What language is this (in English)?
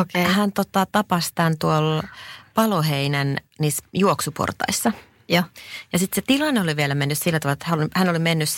Finnish